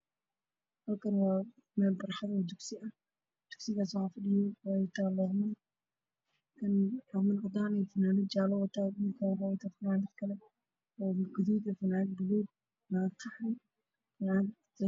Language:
Somali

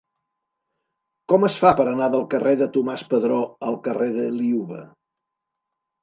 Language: Catalan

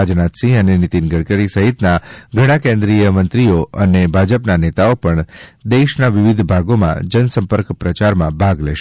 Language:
Gujarati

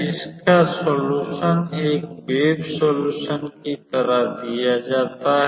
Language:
Hindi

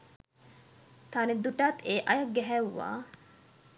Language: Sinhala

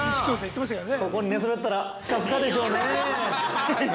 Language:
Japanese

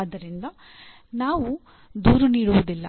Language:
Kannada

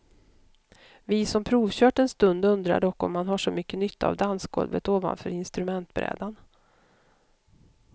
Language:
Swedish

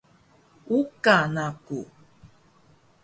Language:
Taroko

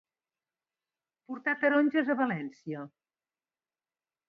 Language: Catalan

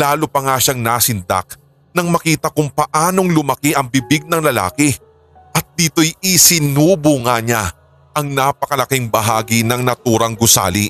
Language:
Filipino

